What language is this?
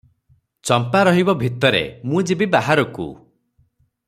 Odia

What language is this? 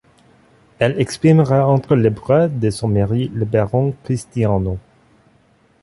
French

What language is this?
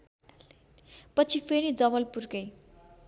Nepali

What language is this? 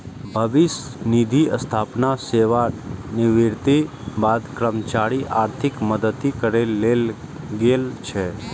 Maithili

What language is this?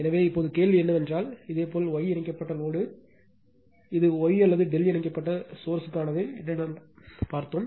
Tamil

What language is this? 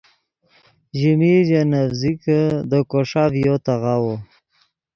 Yidgha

